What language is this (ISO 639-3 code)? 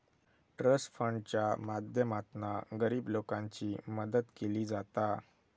mar